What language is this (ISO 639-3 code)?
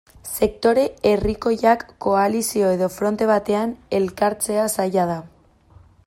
eus